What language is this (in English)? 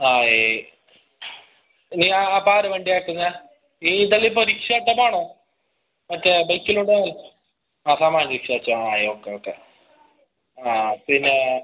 Malayalam